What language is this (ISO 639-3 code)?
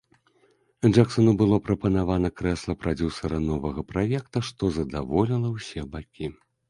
bel